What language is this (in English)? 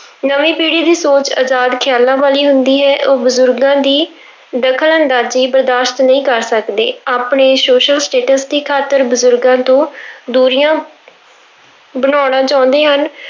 Punjabi